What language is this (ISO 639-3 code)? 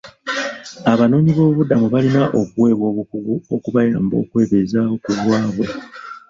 lug